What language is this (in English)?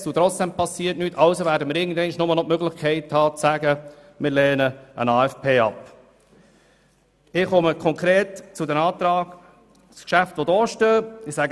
Swiss German